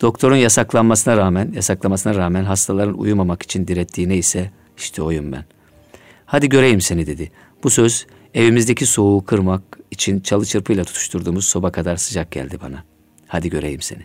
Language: Turkish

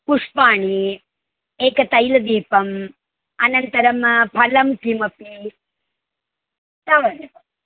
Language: Sanskrit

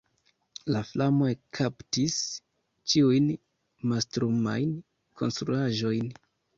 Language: Esperanto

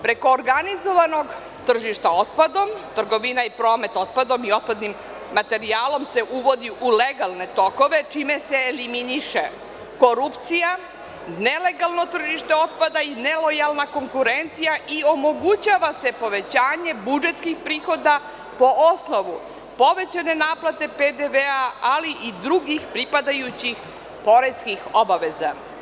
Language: Serbian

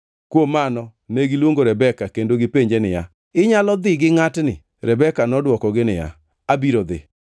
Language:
Luo (Kenya and Tanzania)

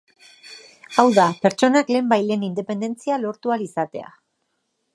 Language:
Basque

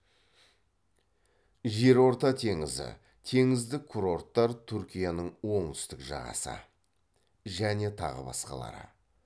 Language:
Kazakh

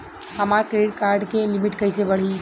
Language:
Bhojpuri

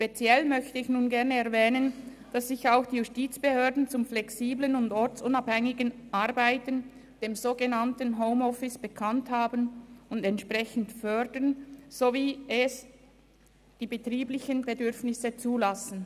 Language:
Swiss German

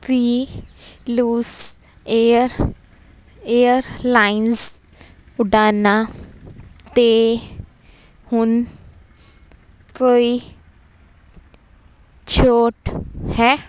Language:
Punjabi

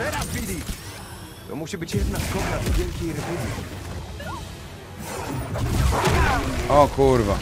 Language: Polish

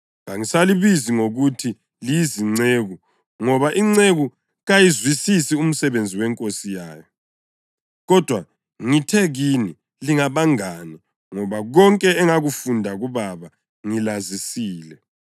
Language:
North Ndebele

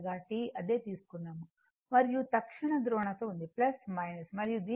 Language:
Telugu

